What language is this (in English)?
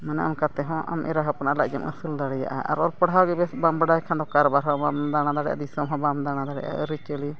Santali